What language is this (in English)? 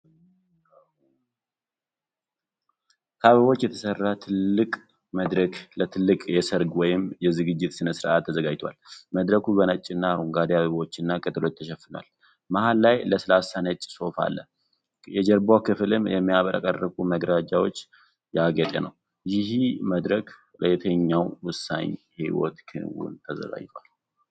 Amharic